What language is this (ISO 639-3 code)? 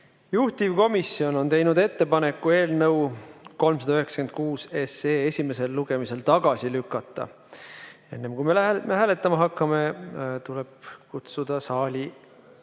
est